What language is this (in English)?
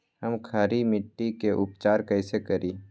Magahi